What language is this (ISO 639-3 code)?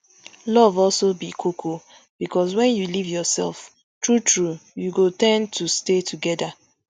pcm